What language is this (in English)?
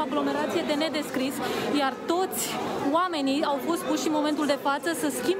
Romanian